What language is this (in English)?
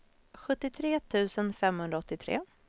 Swedish